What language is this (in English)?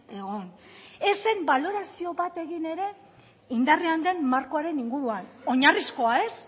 Basque